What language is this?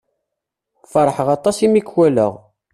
Kabyle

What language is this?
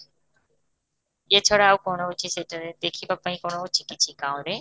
Odia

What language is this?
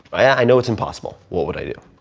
English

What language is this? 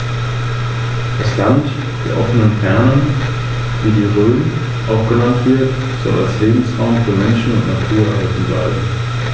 German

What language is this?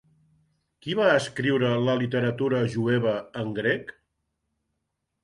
Catalan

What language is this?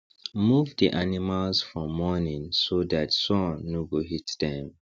Nigerian Pidgin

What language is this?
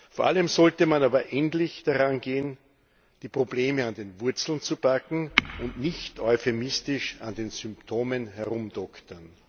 German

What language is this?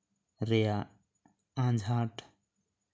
Santali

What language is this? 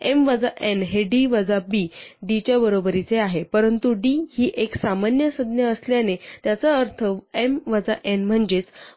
Marathi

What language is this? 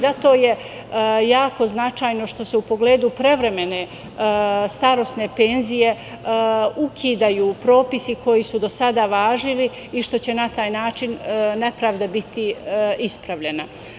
Serbian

